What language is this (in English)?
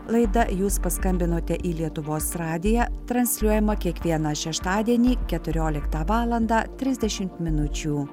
Lithuanian